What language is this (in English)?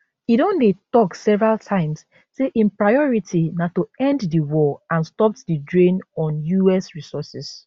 Nigerian Pidgin